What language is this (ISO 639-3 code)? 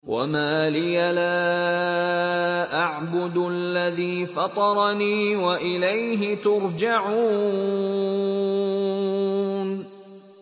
ara